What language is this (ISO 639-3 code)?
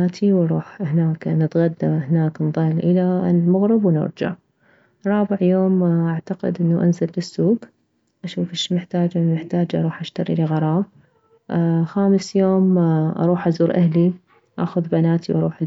acm